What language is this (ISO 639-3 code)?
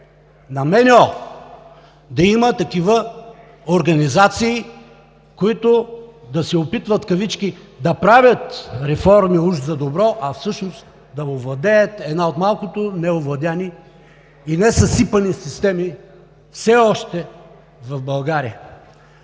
bul